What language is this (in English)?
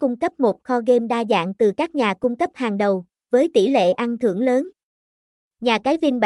Vietnamese